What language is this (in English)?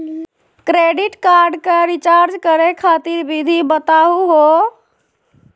Magahi